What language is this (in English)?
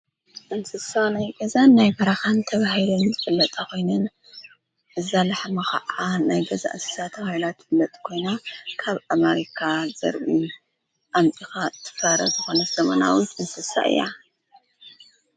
Tigrinya